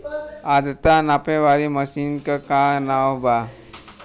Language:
Bhojpuri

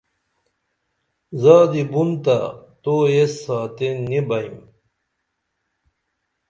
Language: Dameli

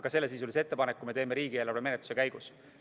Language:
Estonian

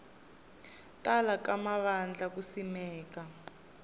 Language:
Tsonga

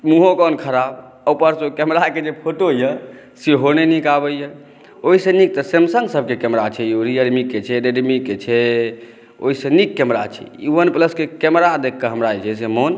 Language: Maithili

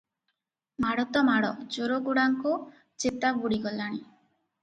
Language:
Odia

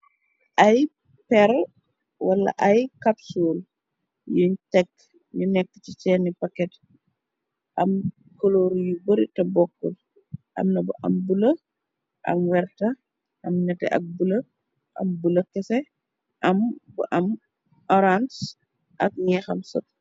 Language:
Wolof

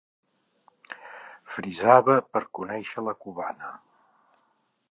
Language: Catalan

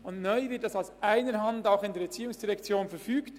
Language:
Swiss German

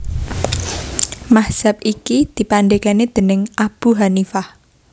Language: Javanese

